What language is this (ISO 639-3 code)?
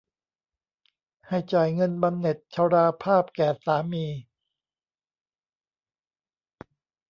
tha